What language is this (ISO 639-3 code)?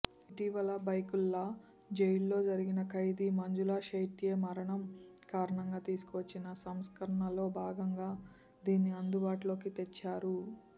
tel